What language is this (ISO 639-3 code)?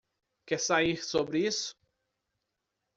por